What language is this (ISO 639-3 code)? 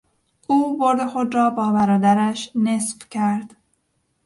fas